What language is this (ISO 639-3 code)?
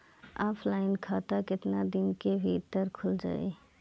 bho